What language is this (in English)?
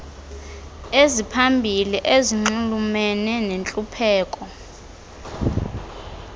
Xhosa